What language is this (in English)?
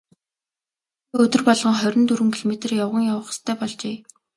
Mongolian